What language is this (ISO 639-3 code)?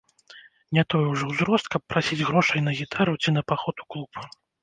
bel